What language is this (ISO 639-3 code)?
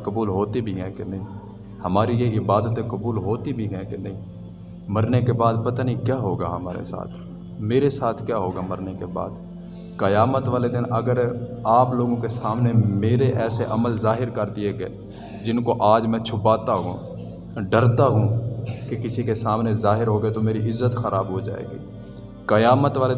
urd